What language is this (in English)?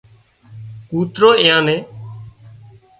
Wadiyara Koli